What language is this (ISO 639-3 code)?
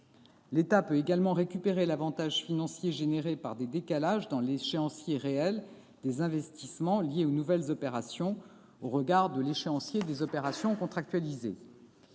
fra